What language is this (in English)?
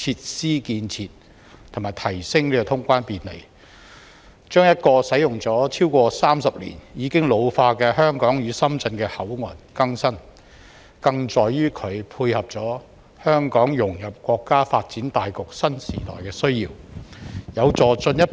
Cantonese